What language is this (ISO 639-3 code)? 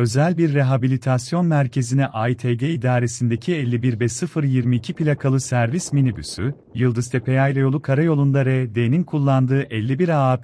tur